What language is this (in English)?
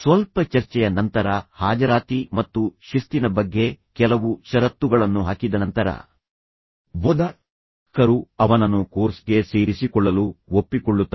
Kannada